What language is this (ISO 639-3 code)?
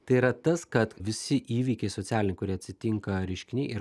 lit